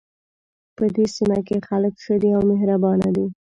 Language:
Pashto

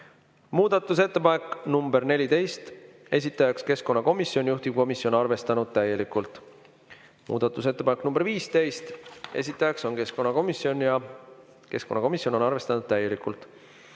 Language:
Estonian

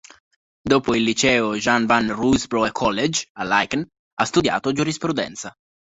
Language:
Italian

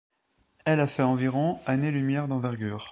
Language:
French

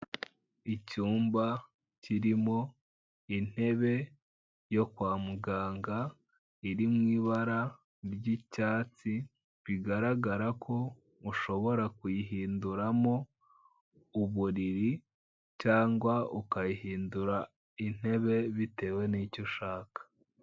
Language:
Kinyarwanda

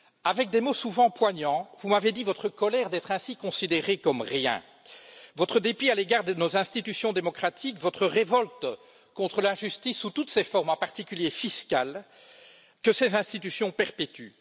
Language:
French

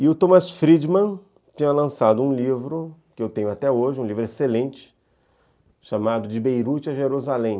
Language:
Portuguese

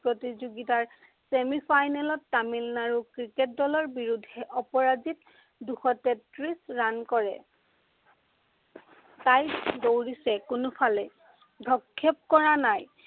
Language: Assamese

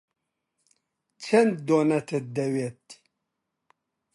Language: Central Kurdish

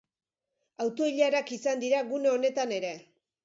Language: Basque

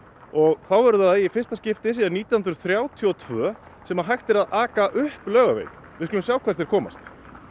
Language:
Icelandic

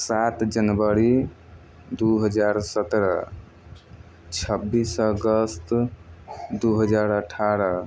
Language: Maithili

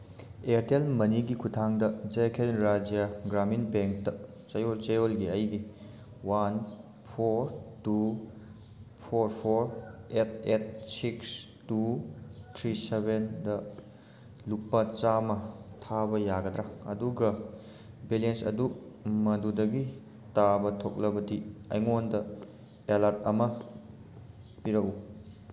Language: Manipuri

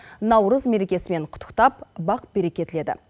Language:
Kazakh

